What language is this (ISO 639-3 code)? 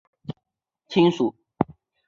zho